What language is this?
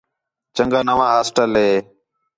Khetrani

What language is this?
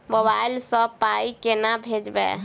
Maithili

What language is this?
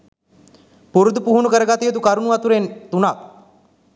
Sinhala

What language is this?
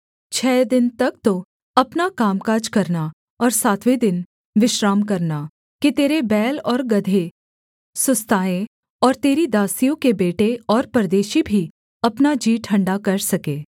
Hindi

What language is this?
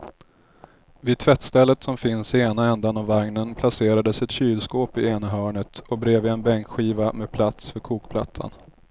Swedish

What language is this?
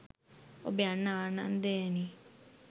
Sinhala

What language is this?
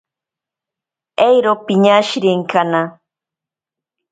Ashéninka Perené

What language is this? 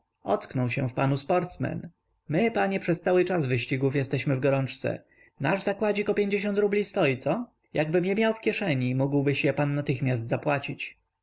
Polish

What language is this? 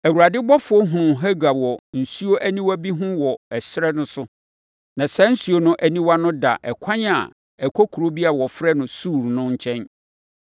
Akan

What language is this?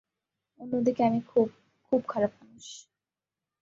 Bangla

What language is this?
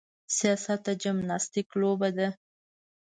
Pashto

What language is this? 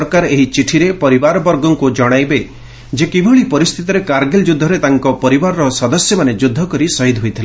Odia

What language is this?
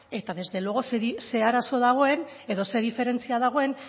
Basque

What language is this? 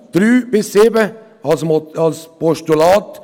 Swiss German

